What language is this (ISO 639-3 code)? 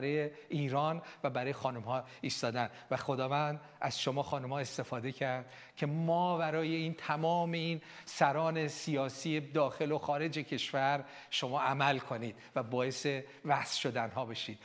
fas